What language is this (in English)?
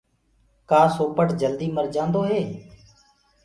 Gurgula